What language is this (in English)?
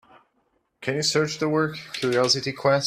English